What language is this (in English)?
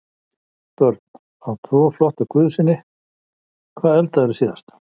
Icelandic